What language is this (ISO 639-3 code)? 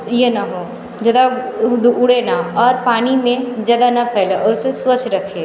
hin